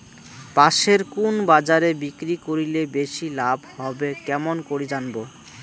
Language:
Bangla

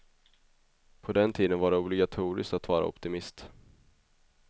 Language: Swedish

